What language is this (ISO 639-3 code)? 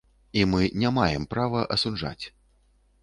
bel